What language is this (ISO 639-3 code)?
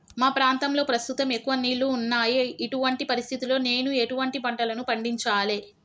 tel